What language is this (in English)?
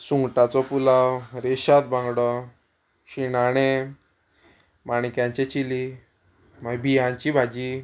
Konkani